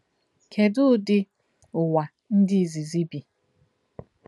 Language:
Igbo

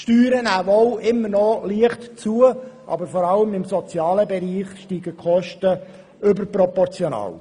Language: Swiss German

